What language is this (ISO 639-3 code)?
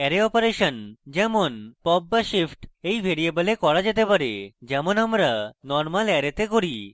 ben